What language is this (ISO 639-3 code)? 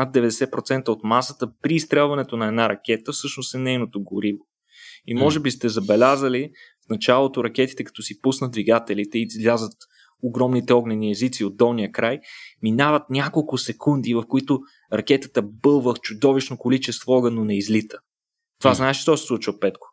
bul